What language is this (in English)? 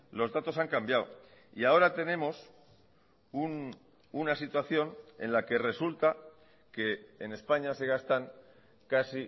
Spanish